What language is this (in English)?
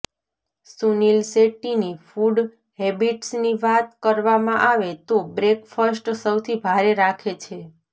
Gujarati